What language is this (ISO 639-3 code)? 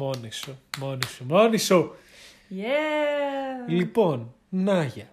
ell